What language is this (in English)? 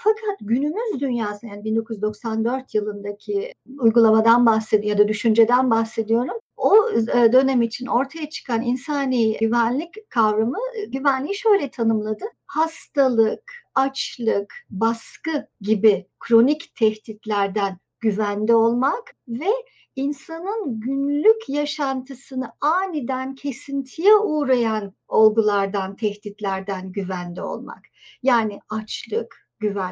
Turkish